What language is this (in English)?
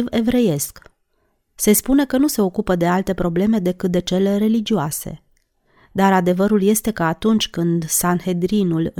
Romanian